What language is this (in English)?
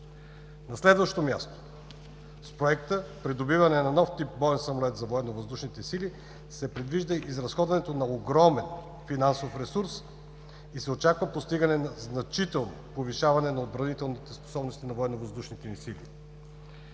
Bulgarian